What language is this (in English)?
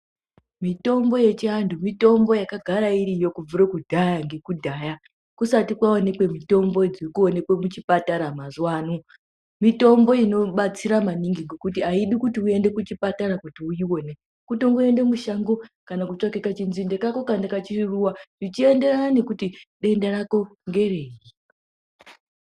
Ndau